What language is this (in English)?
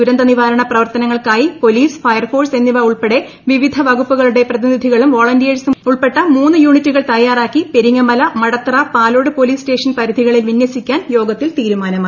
Malayalam